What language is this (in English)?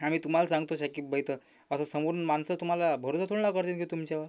Marathi